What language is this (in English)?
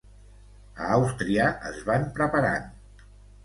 Catalan